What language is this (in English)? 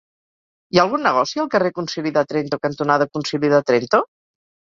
Catalan